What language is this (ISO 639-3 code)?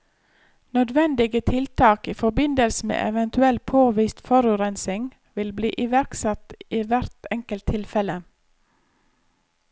nor